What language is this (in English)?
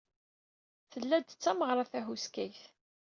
Kabyle